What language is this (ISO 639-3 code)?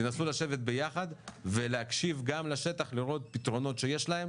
heb